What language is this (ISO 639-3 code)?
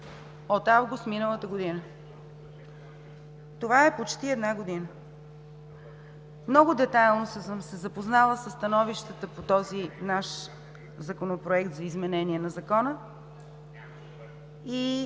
bul